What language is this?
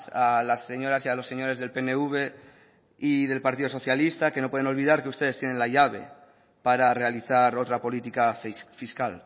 Spanish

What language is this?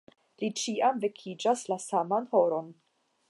Esperanto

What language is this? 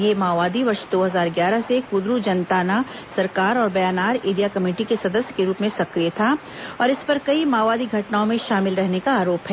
Hindi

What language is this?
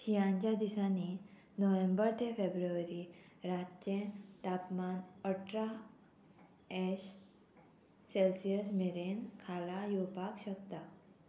Konkani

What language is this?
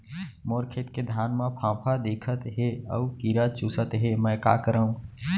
Chhattisgarhi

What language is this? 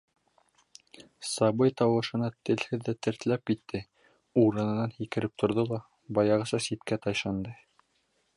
Bashkir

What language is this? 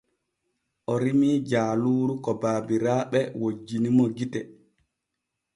Borgu Fulfulde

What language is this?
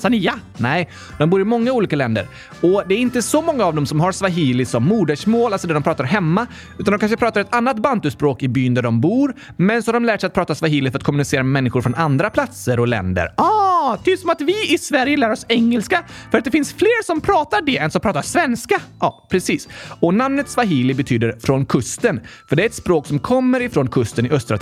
Swedish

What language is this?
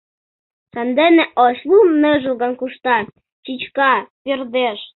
Mari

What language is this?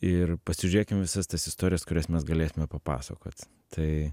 Lithuanian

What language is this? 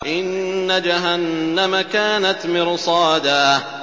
Arabic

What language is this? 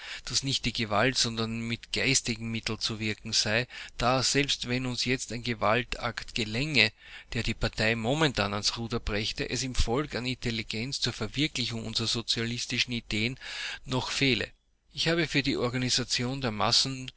German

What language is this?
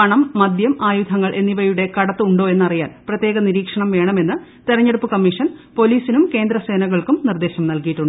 Malayalam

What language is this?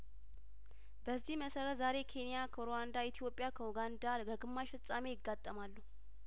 Amharic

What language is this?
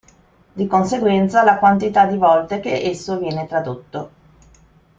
Italian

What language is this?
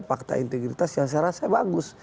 Indonesian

